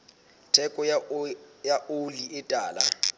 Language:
Southern Sotho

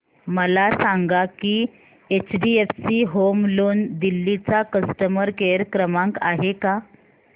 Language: Marathi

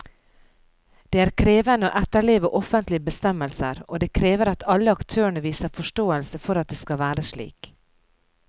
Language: Norwegian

